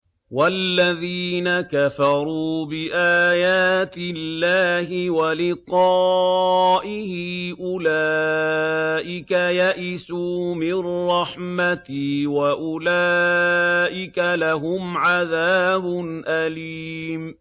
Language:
Arabic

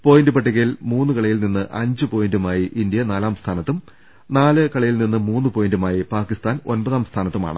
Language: Malayalam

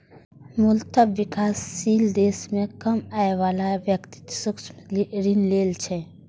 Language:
Maithili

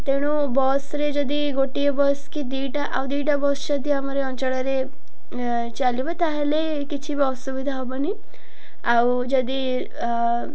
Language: Odia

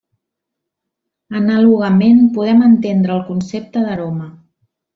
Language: Catalan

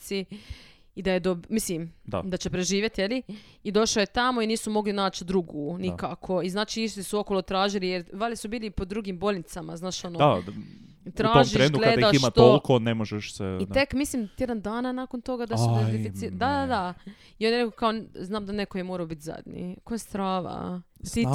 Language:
Croatian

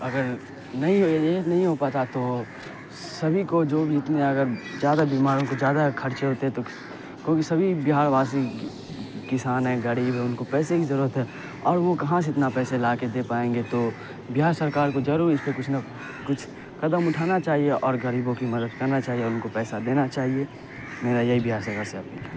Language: Urdu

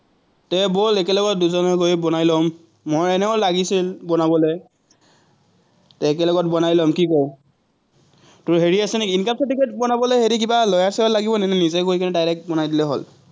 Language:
Assamese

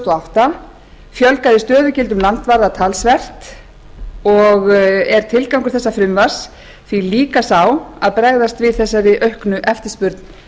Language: Icelandic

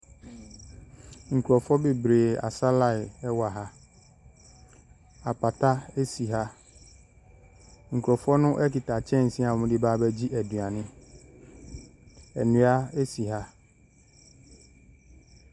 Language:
Akan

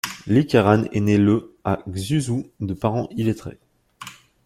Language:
French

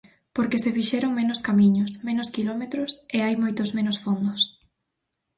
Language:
Galician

